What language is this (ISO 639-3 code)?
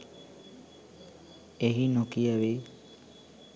sin